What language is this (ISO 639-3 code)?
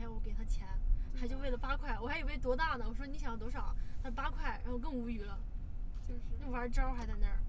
zho